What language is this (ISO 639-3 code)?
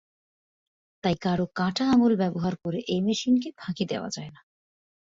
ben